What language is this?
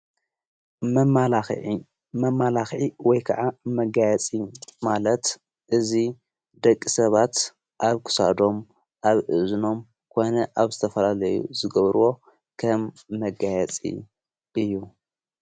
Tigrinya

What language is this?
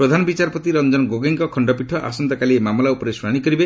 Odia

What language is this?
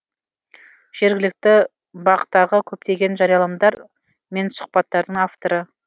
Kazakh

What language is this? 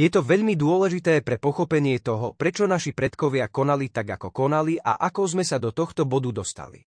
Slovak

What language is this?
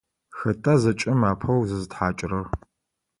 Adyghe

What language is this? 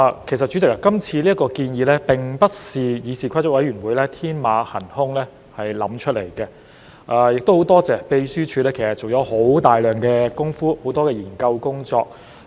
Cantonese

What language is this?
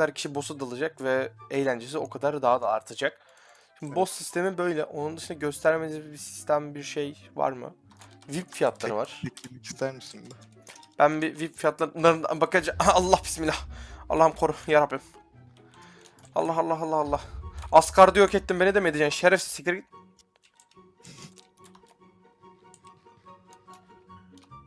Turkish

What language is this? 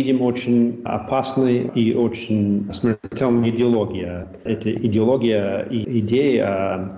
Russian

